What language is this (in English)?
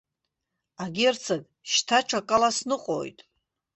Abkhazian